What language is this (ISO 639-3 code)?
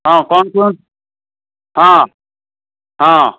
ori